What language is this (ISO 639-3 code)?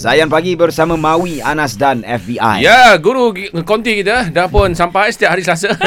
msa